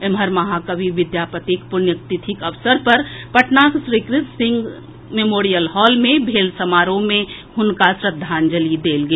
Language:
Maithili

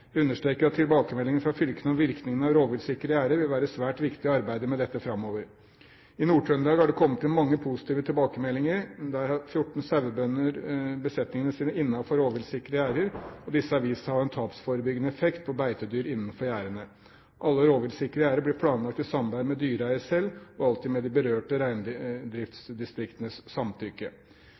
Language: Norwegian Bokmål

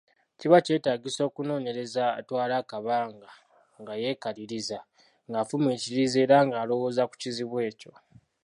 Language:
Ganda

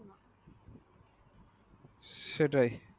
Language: Bangla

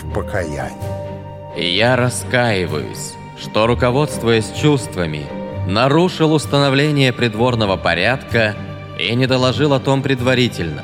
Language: Russian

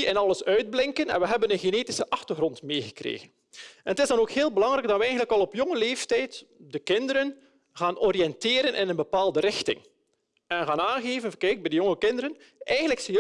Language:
Dutch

